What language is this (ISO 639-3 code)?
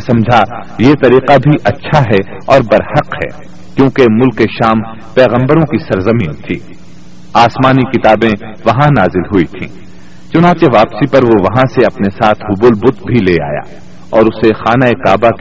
urd